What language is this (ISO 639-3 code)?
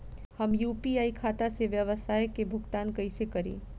bho